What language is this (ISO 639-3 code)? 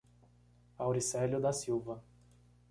por